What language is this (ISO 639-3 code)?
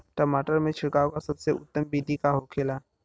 bho